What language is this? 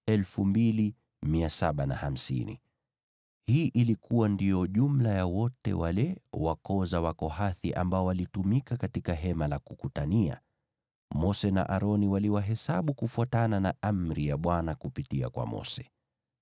Swahili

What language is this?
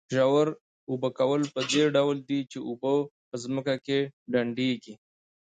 Pashto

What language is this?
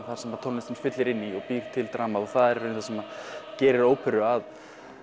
Icelandic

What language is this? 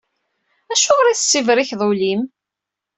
Kabyle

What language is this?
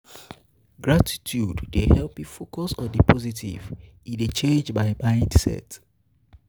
Nigerian Pidgin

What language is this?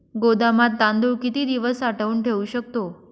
Marathi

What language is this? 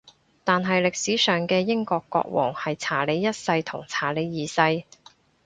Cantonese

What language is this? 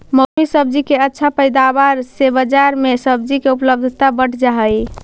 Magahi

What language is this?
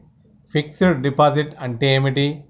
Telugu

